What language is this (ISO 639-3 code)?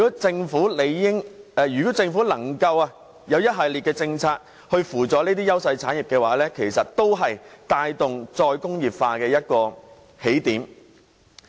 yue